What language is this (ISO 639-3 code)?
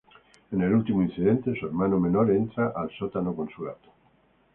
spa